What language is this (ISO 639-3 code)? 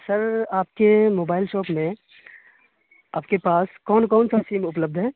urd